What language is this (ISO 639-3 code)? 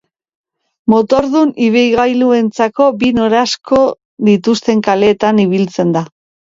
eus